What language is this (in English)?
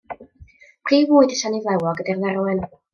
Welsh